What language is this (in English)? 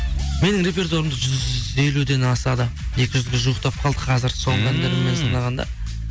Kazakh